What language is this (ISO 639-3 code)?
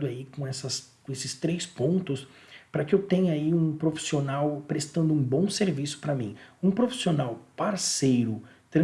por